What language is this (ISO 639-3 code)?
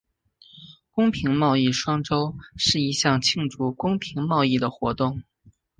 zho